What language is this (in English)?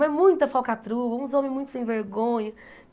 Portuguese